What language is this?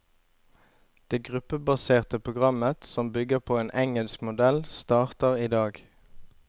Norwegian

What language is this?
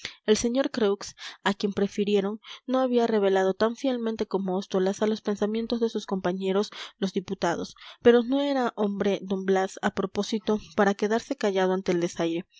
Spanish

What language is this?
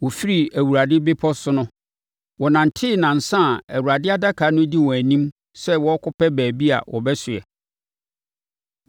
Akan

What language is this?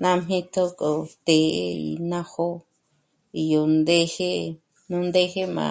Michoacán Mazahua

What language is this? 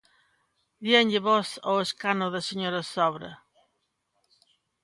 Galician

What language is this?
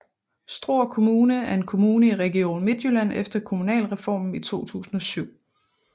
Danish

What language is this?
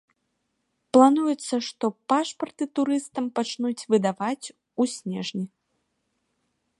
Belarusian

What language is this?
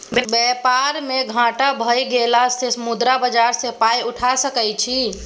Maithili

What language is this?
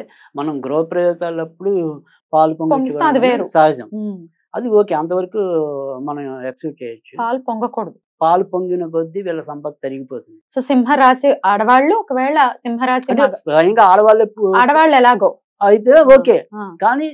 Telugu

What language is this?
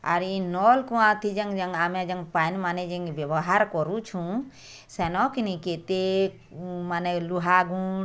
Odia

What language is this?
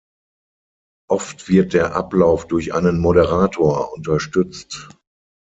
German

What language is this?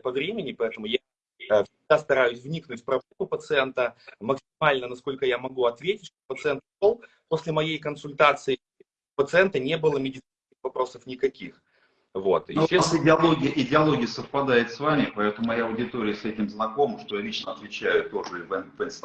Russian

